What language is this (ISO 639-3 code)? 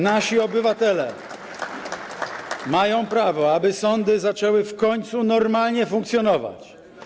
pol